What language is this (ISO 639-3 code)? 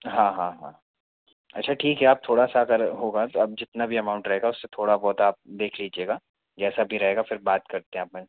hin